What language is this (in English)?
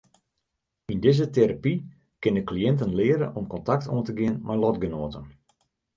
Western Frisian